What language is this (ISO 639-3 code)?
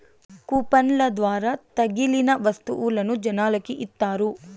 tel